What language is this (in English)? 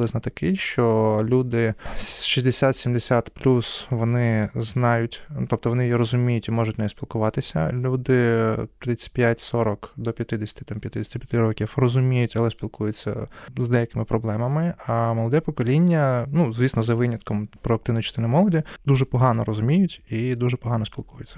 Ukrainian